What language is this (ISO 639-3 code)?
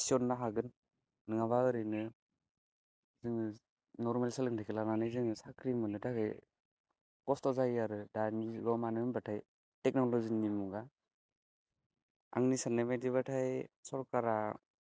brx